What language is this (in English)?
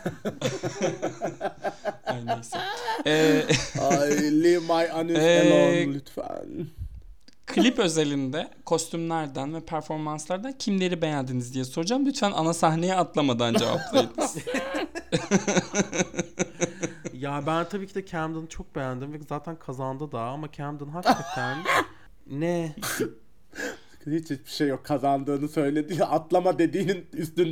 Turkish